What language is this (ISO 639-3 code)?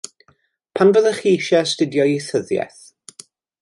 cym